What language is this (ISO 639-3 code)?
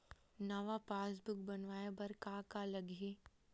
hne